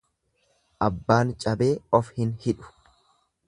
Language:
Oromo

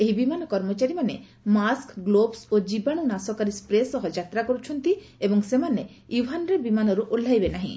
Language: Odia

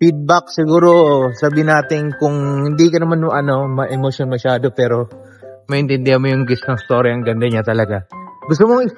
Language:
Filipino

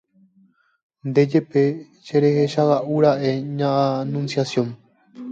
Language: Guarani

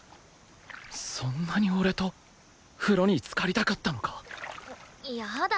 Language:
Japanese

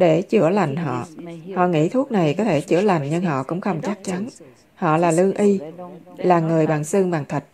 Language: Vietnamese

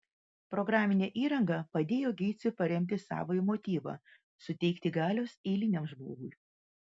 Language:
Lithuanian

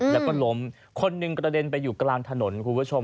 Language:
Thai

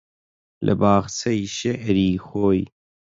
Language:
Central Kurdish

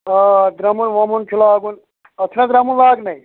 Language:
Kashmiri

